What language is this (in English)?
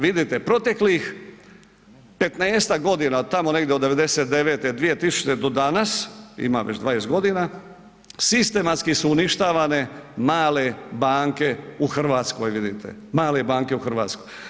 Croatian